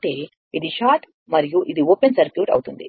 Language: Telugu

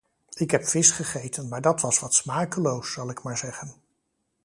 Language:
Dutch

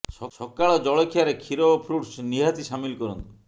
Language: Odia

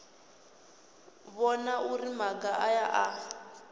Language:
Venda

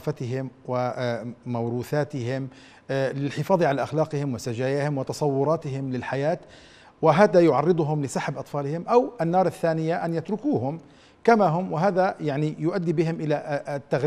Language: Arabic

